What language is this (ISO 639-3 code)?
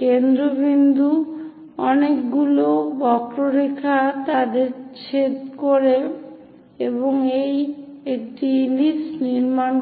ben